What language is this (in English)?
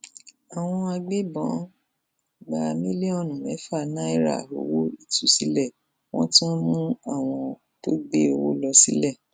Yoruba